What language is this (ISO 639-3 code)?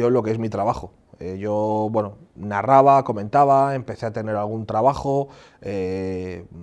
spa